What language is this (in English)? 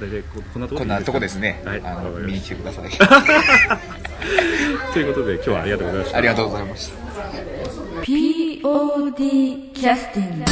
Japanese